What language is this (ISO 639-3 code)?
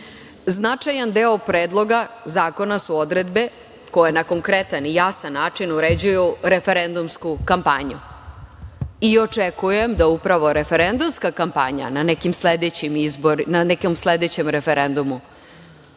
srp